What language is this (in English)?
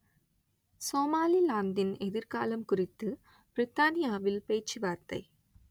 Tamil